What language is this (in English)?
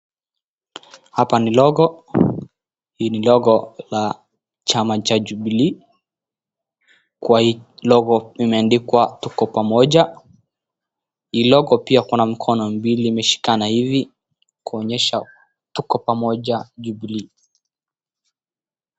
Swahili